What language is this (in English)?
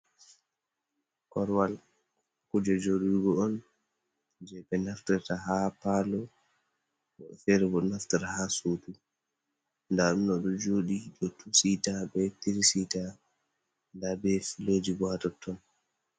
Fula